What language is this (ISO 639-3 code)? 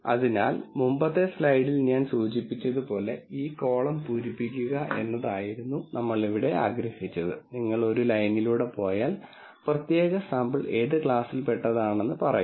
mal